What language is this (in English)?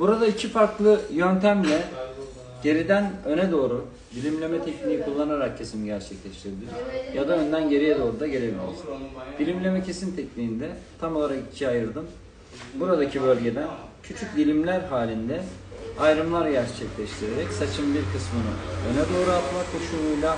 Turkish